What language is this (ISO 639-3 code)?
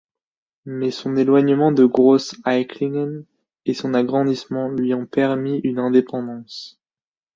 fra